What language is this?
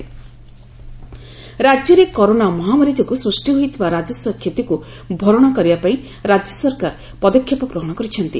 Odia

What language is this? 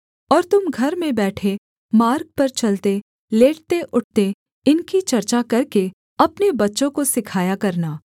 Hindi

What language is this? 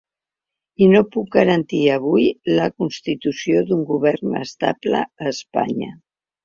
Catalan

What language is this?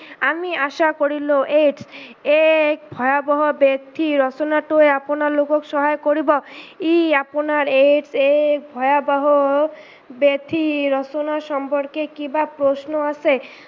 Assamese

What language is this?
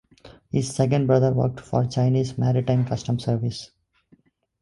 English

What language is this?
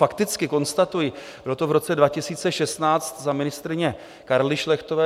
Czech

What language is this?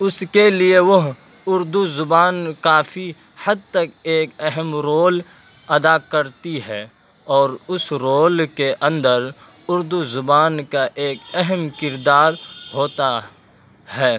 Urdu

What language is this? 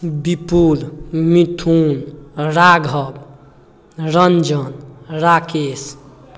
Maithili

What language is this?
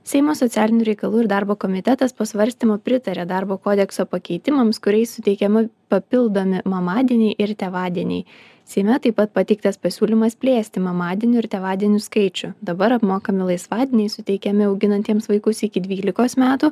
Lithuanian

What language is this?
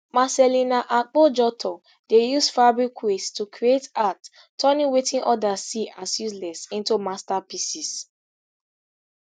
Nigerian Pidgin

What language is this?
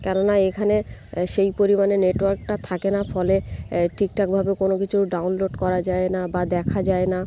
Bangla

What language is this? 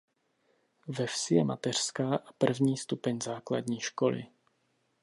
Czech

